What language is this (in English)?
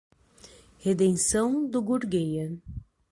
Portuguese